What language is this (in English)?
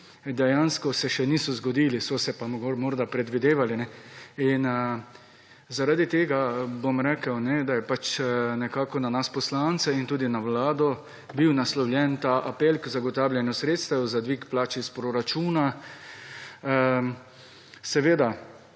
Slovenian